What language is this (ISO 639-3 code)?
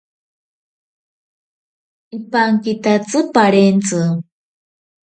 prq